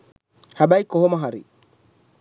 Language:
Sinhala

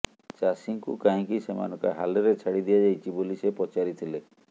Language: Odia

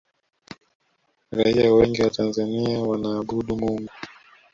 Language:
Swahili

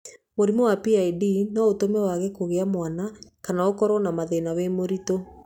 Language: Kikuyu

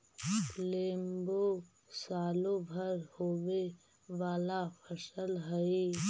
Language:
Magahi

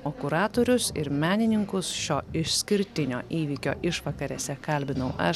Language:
Lithuanian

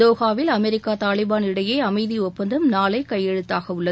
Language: Tamil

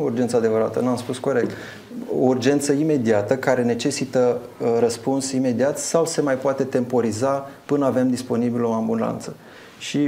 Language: Romanian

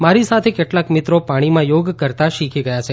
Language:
Gujarati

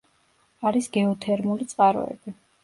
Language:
Georgian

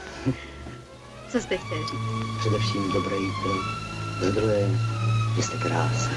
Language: Czech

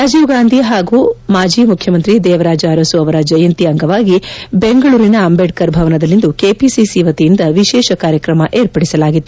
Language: Kannada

